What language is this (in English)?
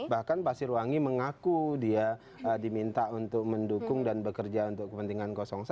Indonesian